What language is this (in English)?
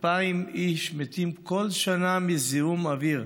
Hebrew